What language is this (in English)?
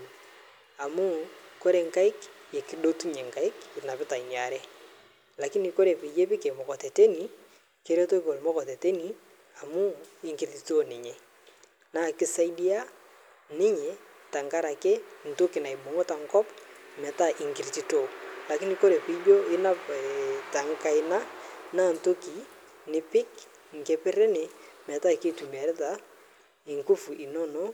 Masai